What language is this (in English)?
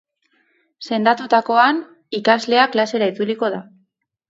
Basque